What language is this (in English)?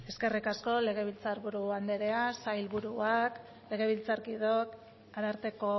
Basque